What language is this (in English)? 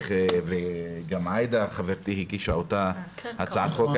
Hebrew